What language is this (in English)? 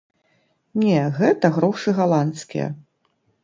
Belarusian